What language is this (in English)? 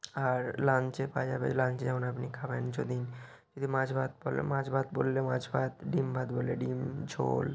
Bangla